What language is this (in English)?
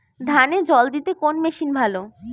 Bangla